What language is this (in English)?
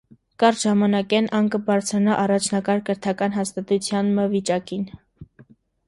Armenian